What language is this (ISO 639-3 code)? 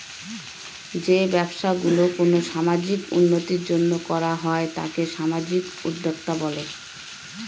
ben